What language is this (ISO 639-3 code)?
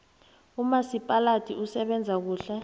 nbl